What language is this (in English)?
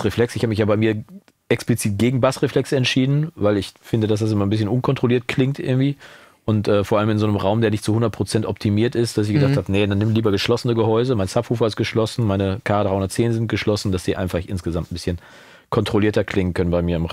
German